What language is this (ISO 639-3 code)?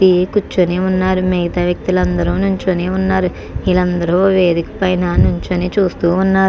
tel